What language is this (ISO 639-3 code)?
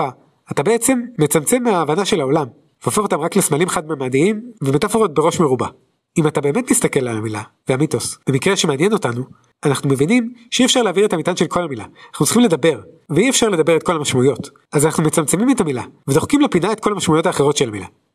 heb